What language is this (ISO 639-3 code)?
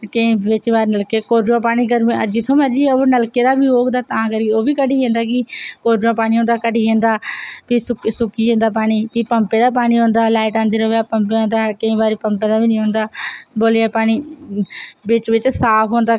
doi